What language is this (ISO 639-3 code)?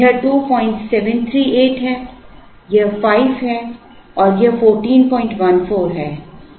hin